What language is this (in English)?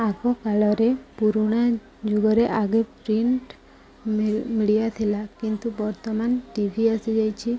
Odia